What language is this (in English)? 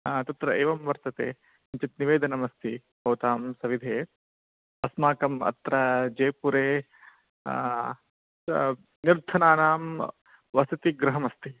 Sanskrit